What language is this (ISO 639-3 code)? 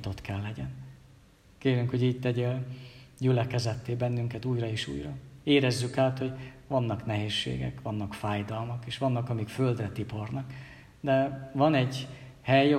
hun